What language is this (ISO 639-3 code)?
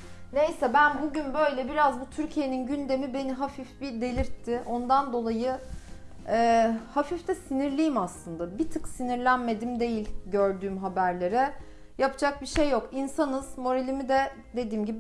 tur